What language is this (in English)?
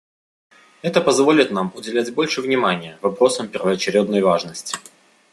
Russian